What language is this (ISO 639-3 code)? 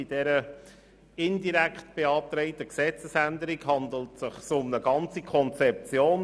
gsw